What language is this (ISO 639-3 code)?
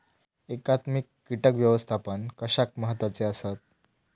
mar